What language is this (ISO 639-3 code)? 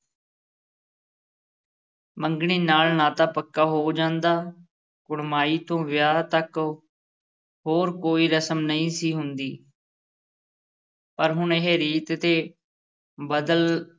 pan